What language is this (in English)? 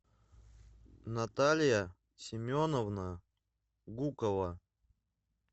Russian